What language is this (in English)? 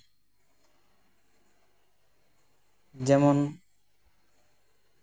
Santali